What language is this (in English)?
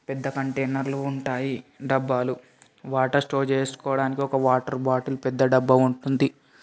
Telugu